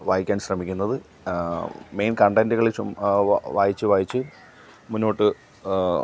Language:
Malayalam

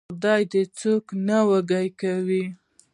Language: Pashto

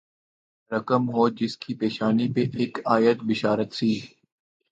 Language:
Urdu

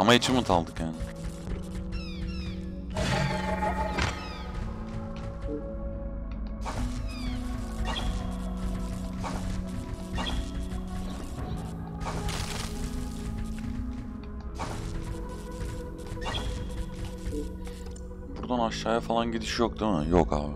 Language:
Turkish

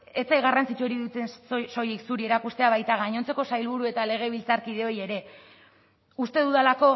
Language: Basque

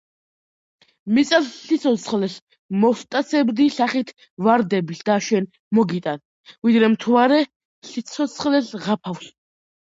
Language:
Georgian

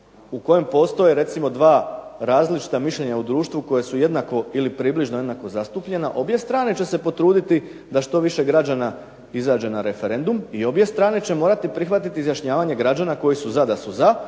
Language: Croatian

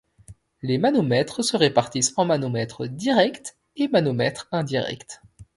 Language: French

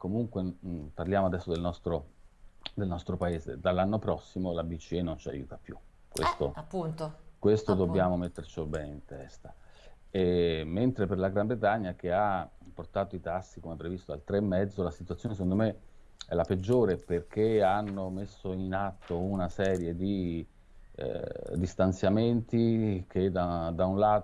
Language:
Italian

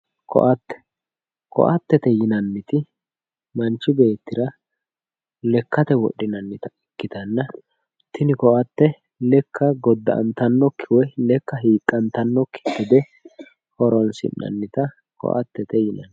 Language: Sidamo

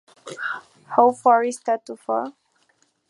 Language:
Spanish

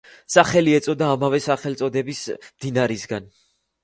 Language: Georgian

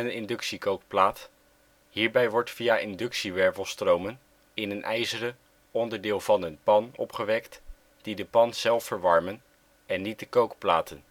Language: Dutch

